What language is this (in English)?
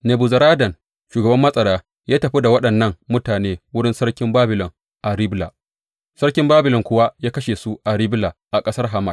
Hausa